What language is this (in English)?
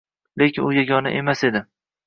Uzbek